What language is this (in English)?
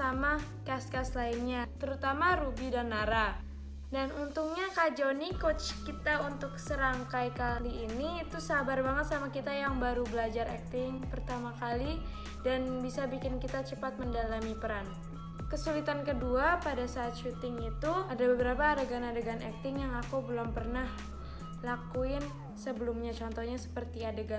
Indonesian